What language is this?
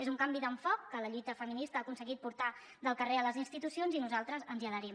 Catalan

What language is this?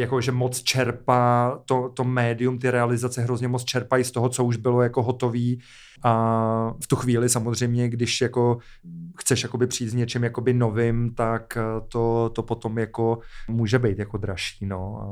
Czech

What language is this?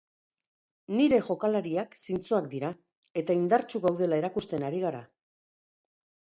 Basque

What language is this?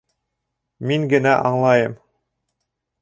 Bashkir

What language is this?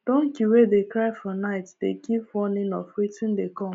Nigerian Pidgin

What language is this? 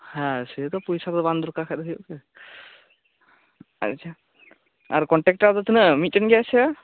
Santali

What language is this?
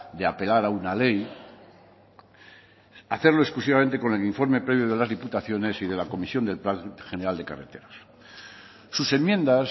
Spanish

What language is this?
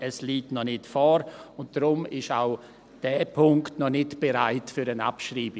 Swiss German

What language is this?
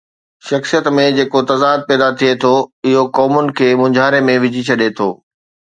Sindhi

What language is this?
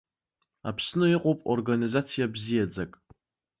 Abkhazian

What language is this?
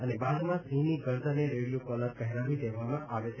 Gujarati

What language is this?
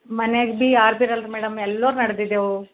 Kannada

